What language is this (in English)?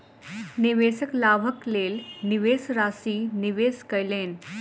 Maithili